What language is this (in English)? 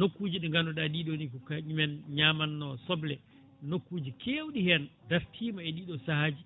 Fula